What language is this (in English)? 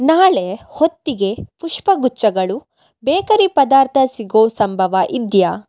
Kannada